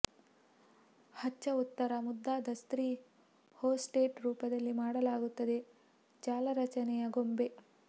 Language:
Kannada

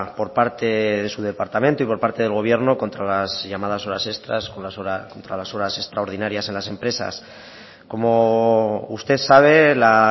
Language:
Spanish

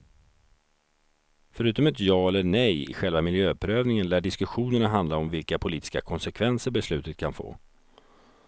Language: Swedish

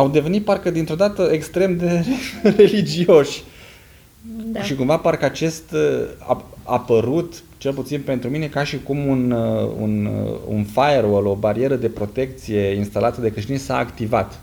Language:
Romanian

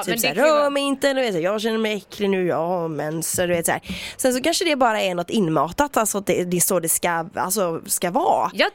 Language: Swedish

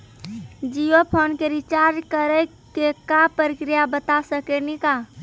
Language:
Maithili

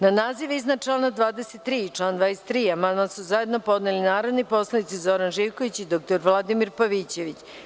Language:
Serbian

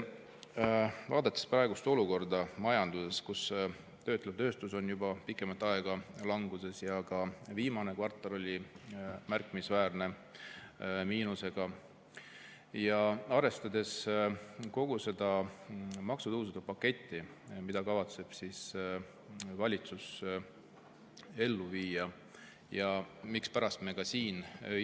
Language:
Estonian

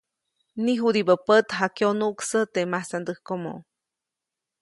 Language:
Copainalá Zoque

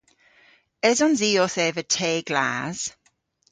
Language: Cornish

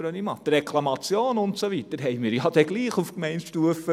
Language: Swiss German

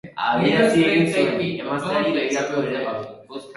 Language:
Basque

